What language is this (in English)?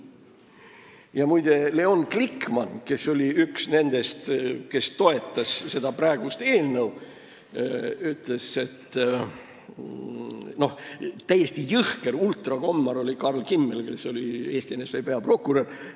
Estonian